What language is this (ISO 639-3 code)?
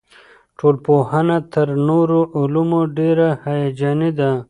pus